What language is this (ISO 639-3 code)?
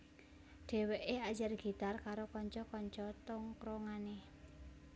jav